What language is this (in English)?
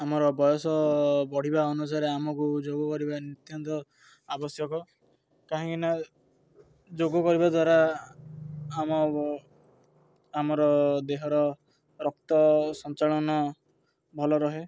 Odia